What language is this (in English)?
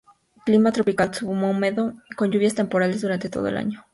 Spanish